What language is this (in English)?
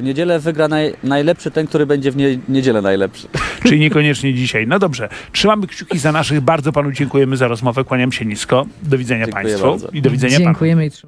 Polish